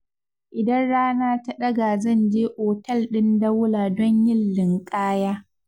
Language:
Hausa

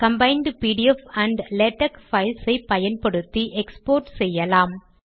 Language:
Tamil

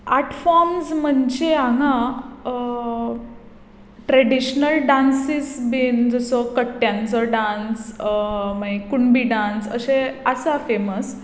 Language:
Konkani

